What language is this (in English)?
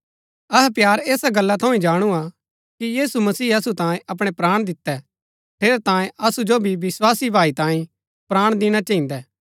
Gaddi